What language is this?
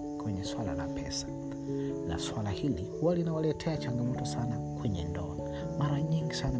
Swahili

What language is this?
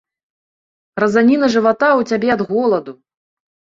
Belarusian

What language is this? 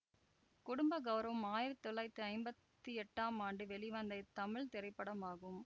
Tamil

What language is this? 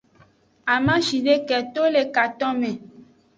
Aja (Benin)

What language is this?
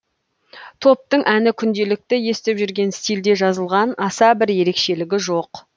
Kazakh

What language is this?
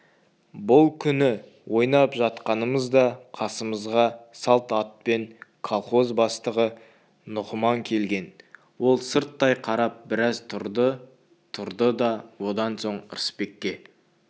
Kazakh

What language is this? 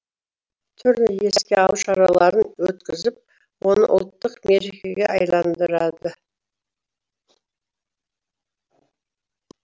Kazakh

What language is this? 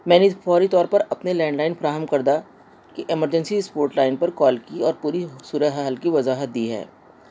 Urdu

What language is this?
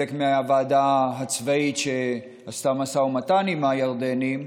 Hebrew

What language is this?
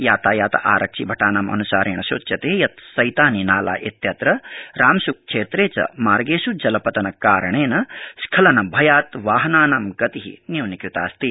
Sanskrit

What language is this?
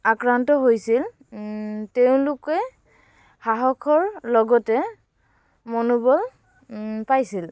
Assamese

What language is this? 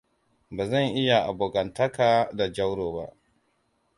Hausa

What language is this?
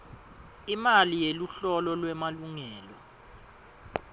Swati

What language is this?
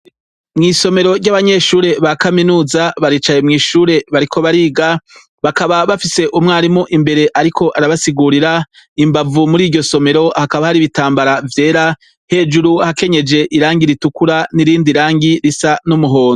Rundi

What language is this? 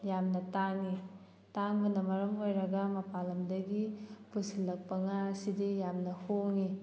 Manipuri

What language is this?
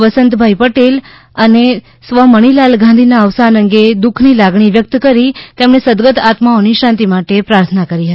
Gujarati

